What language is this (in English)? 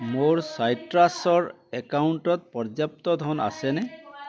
Assamese